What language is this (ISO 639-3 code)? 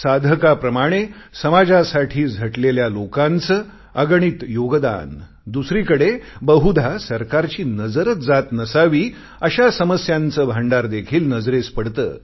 mar